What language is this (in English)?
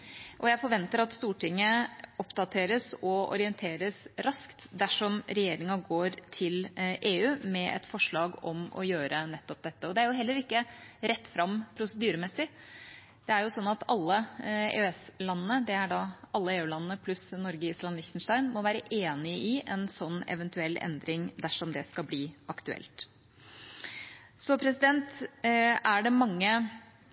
Norwegian Bokmål